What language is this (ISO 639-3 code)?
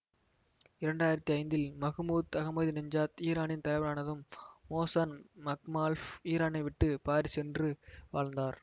tam